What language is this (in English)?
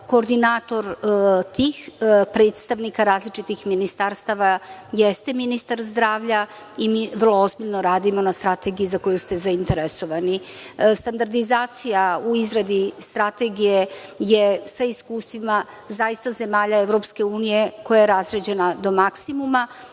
Serbian